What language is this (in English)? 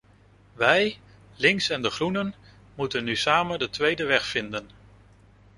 Dutch